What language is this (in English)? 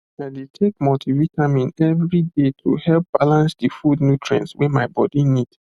Nigerian Pidgin